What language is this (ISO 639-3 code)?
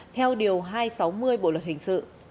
vie